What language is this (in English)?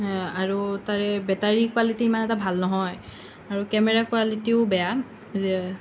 Assamese